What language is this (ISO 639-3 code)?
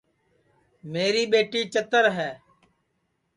ssi